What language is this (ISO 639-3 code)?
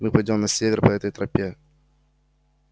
rus